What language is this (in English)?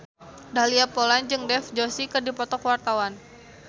Sundanese